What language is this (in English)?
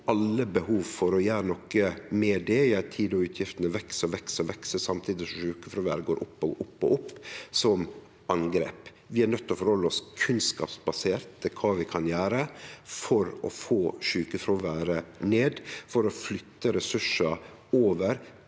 Norwegian